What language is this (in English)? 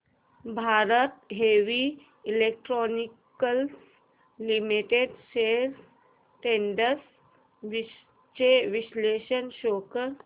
Marathi